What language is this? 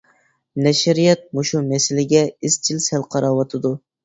Uyghur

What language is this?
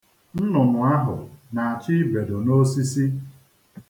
Igbo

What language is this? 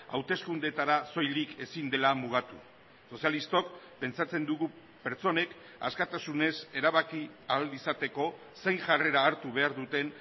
Basque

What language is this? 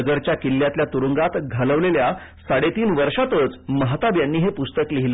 Marathi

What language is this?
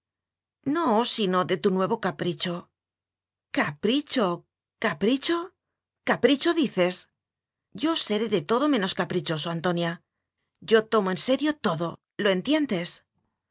Spanish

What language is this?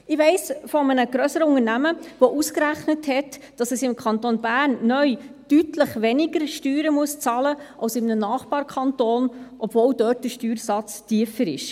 Swiss German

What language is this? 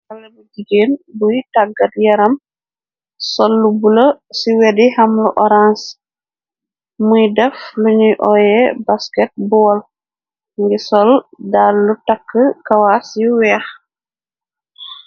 Wolof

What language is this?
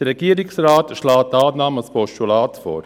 Swiss German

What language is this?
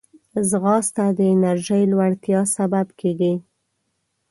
Pashto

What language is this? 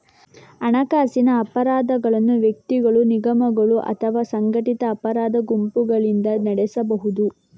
Kannada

